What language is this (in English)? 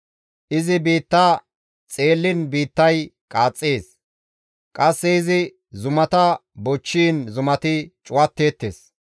Gamo